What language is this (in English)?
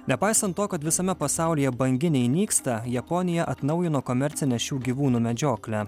Lithuanian